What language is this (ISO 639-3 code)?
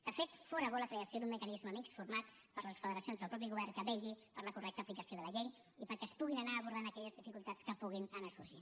cat